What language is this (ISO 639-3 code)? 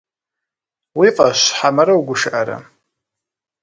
kbd